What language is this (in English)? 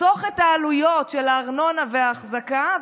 Hebrew